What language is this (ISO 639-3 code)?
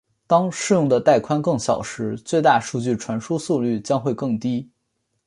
zho